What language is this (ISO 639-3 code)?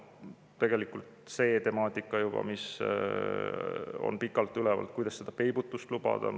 est